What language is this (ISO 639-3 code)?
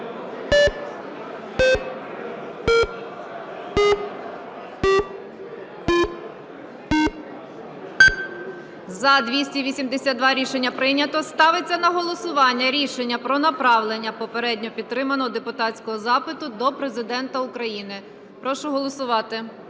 ukr